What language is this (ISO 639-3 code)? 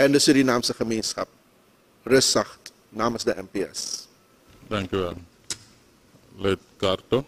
nld